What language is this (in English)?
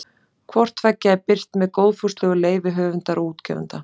Icelandic